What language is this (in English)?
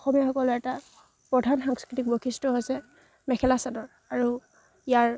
Assamese